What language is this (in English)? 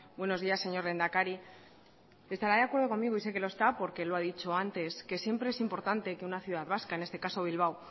Spanish